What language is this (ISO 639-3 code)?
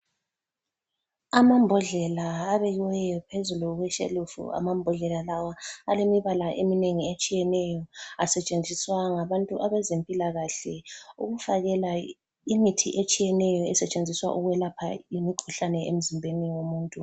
nde